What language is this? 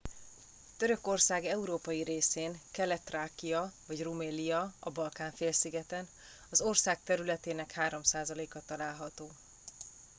Hungarian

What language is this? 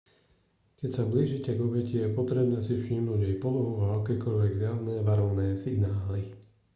Slovak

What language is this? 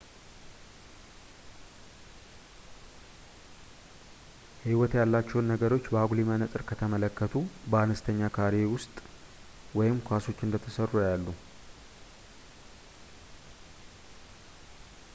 Amharic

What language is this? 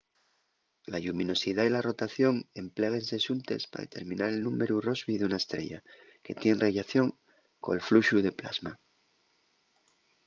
Asturian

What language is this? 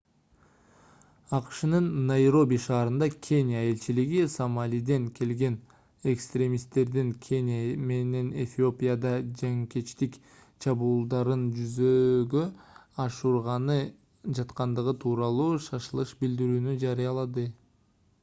Kyrgyz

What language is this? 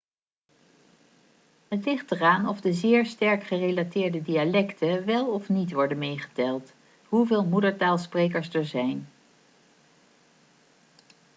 Dutch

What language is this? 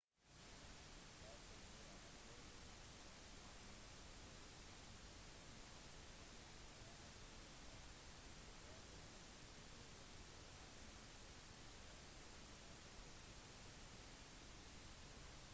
Norwegian Bokmål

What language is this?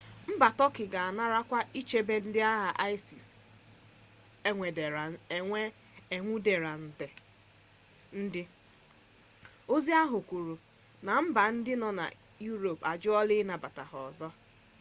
Igbo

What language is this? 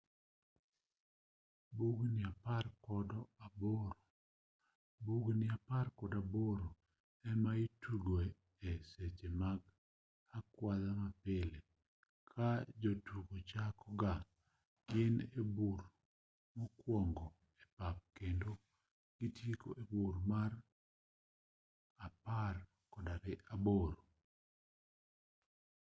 Luo (Kenya and Tanzania)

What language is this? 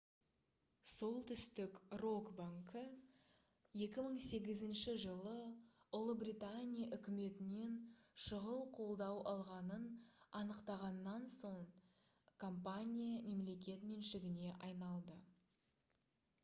Kazakh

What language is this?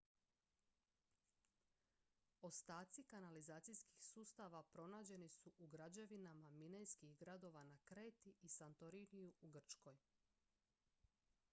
Croatian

